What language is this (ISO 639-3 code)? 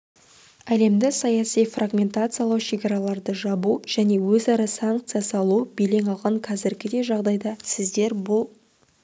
kaz